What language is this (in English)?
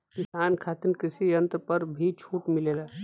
Bhojpuri